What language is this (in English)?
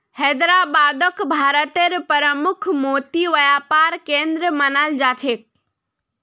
Magahi